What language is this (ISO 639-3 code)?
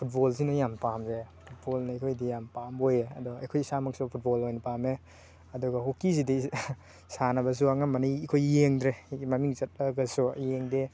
mni